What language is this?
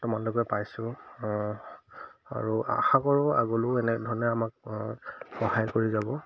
Assamese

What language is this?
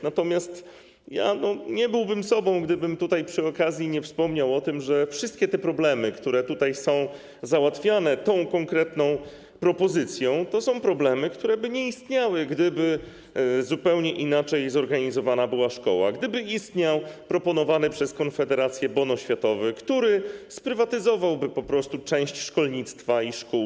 Polish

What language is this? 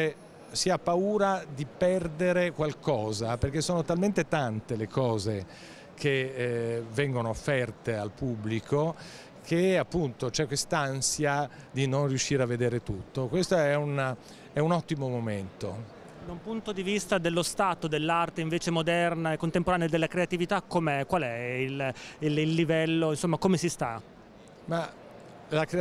Italian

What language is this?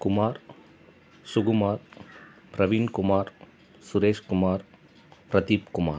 Tamil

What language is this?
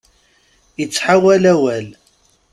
Kabyle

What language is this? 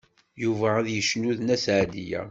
Kabyle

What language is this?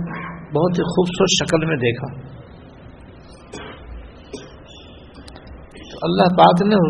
Urdu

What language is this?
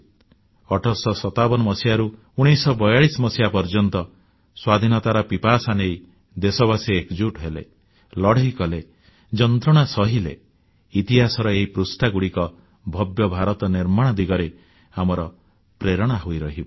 Odia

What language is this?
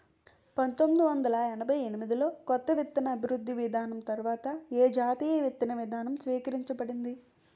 Telugu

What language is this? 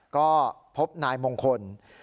Thai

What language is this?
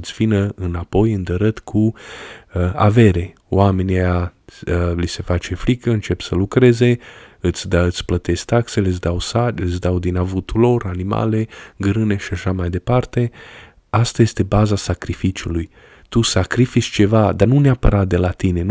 Romanian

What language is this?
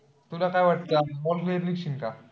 Marathi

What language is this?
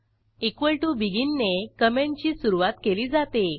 Marathi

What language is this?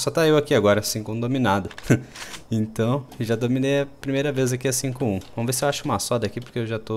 Portuguese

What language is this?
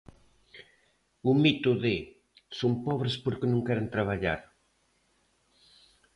Galician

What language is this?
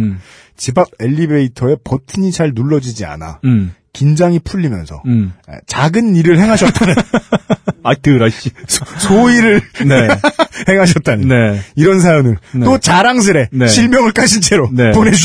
Korean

